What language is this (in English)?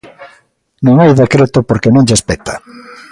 Galician